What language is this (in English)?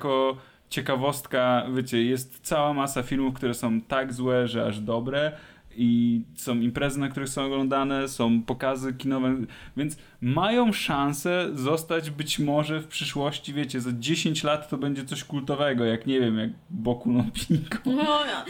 Polish